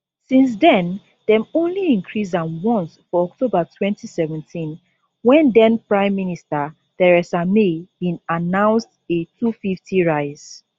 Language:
Nigerian Pidgin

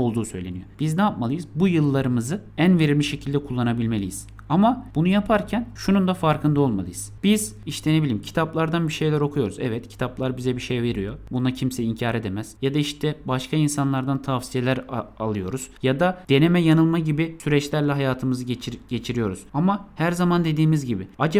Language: Turkish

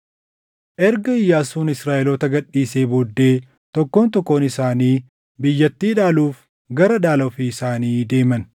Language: Oromo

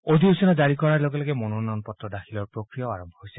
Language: Assamese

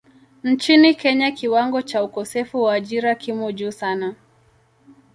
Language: Swahili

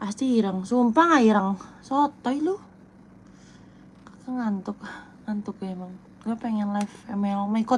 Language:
Indonesian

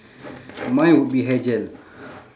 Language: English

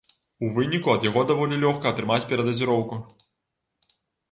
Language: Belarusian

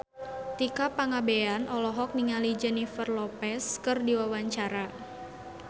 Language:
Sundanese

